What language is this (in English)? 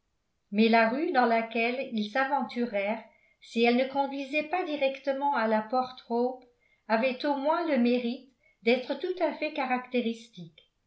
French